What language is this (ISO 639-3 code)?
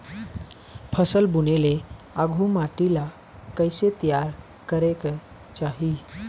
hne